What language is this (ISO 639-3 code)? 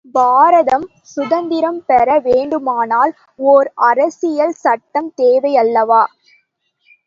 tam